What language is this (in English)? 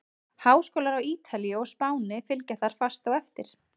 Icelandic